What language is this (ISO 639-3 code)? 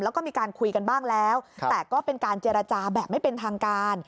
tha